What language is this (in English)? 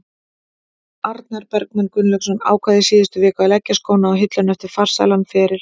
Icelandic